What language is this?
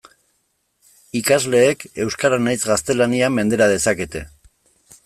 Basque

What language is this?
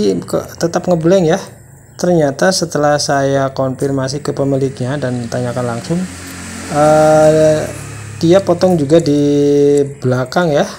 Indonesian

